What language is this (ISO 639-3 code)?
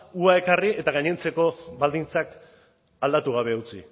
eus